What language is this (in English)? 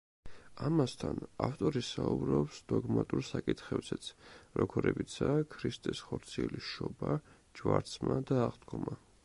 Georgian